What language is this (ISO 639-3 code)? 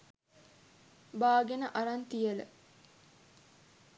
sin